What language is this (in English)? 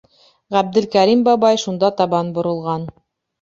Bashkir